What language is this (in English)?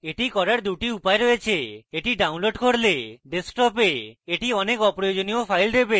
Bangla